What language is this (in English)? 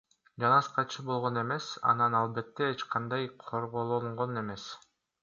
Kyrgyz